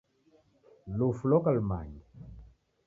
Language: Taita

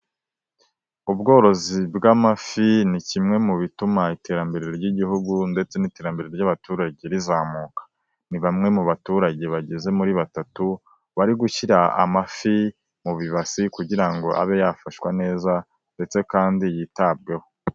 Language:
Kinyarwanda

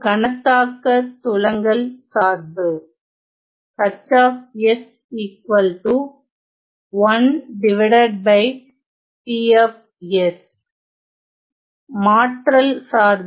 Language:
Tamil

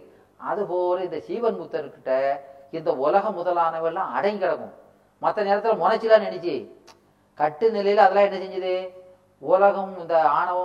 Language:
Tamil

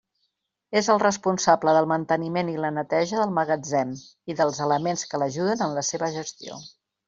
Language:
Catalan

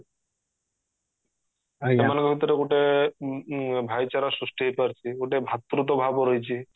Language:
Odia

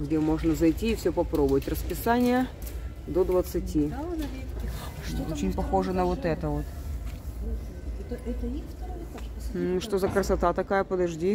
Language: Russian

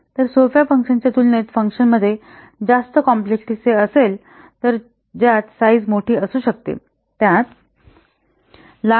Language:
Marathi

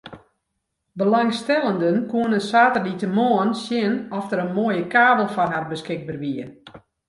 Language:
Western Frisian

